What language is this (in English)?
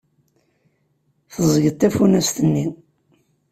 Kabyle